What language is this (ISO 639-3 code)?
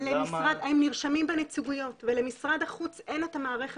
heb